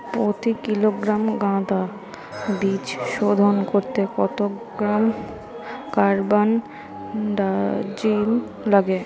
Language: Bangla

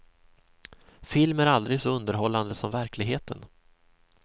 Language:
Swedish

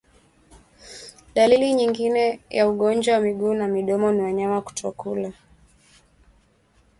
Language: Swahili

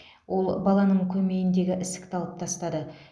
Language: Kazakh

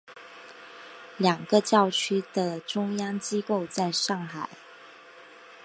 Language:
Chinese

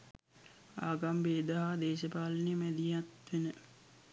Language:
Sinhala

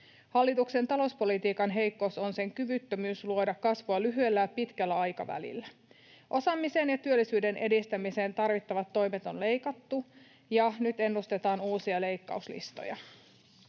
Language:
Finnish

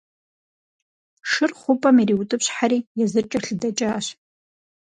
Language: Kabardian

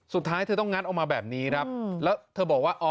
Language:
Thai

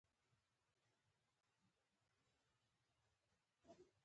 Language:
Pashto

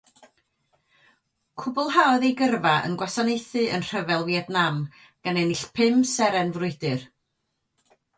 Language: Welsh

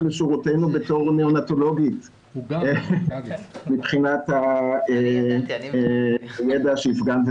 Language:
Hebrew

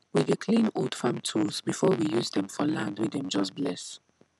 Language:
Nigerian Pidgin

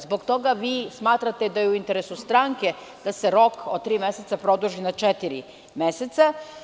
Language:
Serbian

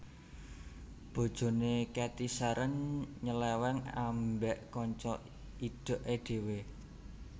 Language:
Javanese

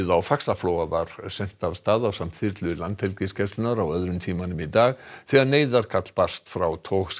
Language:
Icelandic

